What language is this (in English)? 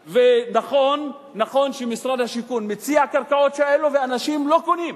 Hebrew